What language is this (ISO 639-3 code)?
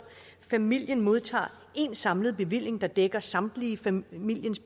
dan